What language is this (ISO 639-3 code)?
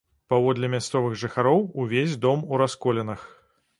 bel